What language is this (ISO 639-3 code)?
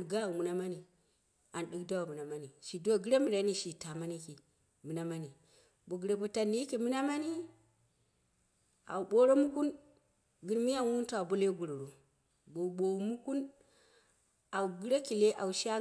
kna